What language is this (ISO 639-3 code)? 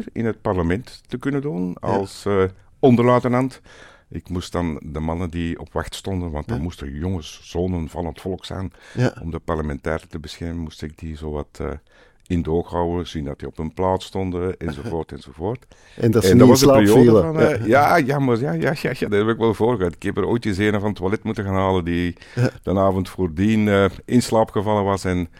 nld